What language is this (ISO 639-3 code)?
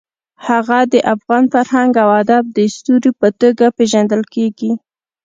pus